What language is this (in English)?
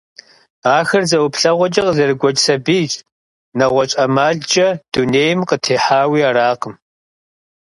Kabardian